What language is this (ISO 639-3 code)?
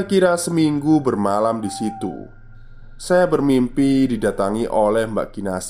ind